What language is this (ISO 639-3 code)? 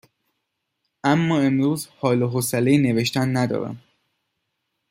fas